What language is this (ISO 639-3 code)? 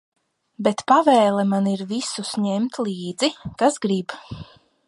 lav